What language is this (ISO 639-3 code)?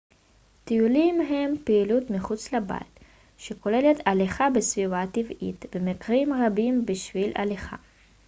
heb